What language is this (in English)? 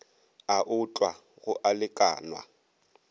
Northern Sotho